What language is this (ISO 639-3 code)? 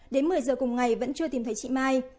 vie